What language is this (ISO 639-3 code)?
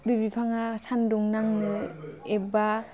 brx